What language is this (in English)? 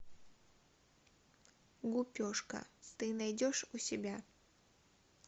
Russian